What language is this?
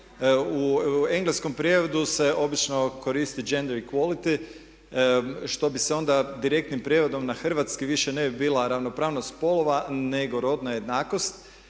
Croatian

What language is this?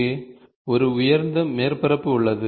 Tamil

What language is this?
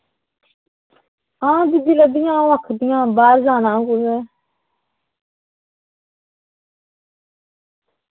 Dogri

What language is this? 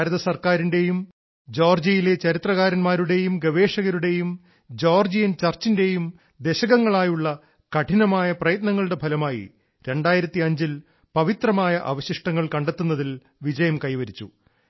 Malayalam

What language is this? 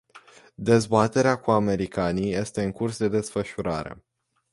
Romanian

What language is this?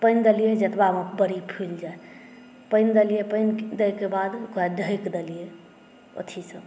Maithili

